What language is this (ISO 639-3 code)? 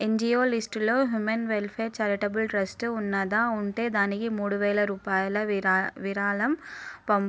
tel